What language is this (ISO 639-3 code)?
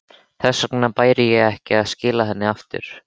isl